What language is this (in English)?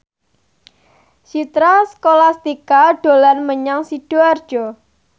Javanese